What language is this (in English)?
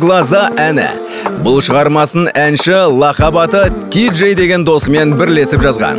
Arabic